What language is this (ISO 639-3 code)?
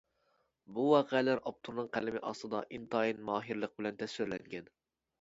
uig